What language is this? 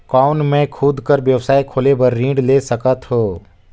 Chhattisgarhi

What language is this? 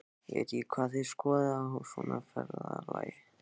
Icelandic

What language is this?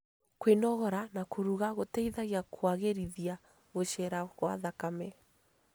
Kikuyu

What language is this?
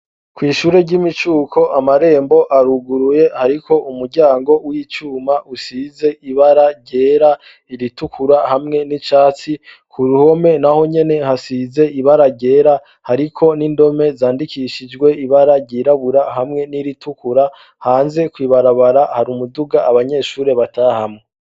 Rundi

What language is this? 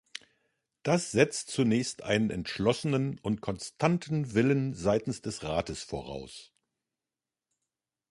German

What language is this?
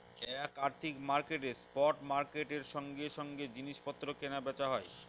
Bangla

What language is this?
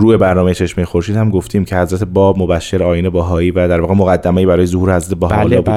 Persian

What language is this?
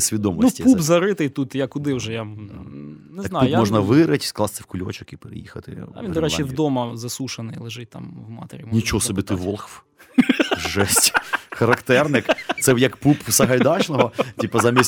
Ukrainian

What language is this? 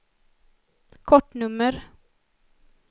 Swedish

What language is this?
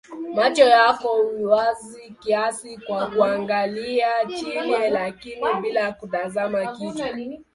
Swahili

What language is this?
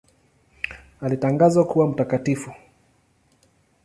Swahili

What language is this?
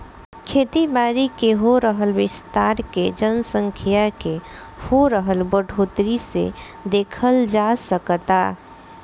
Bhojpuri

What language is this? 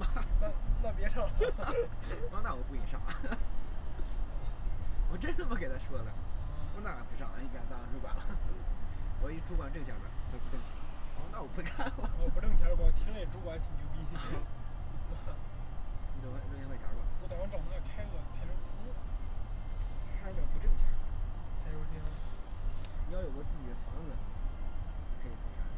Chinese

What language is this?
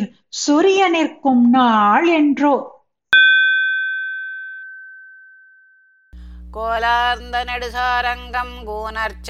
Tamil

